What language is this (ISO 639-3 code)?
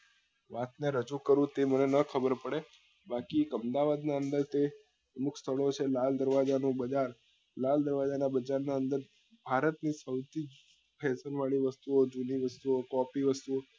guj